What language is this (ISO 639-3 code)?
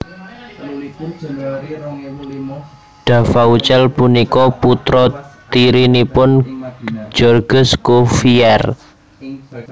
jav